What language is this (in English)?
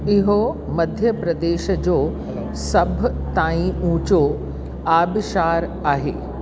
Sindhi